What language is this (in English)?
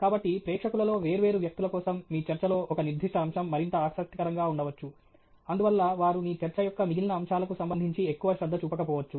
Telugu